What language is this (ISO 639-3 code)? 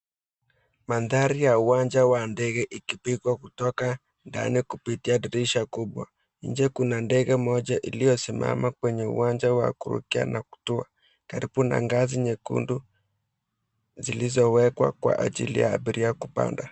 swa